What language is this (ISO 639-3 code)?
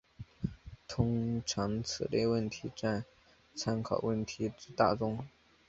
zho